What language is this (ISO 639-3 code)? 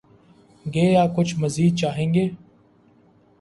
urd